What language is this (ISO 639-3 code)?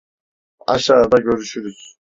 tur